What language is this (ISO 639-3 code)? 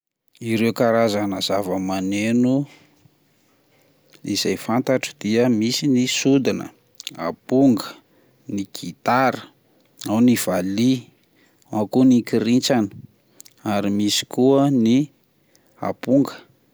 mlg